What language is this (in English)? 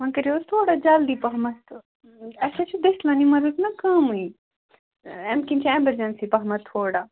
Kashmiri